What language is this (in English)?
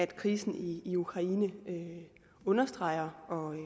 Danish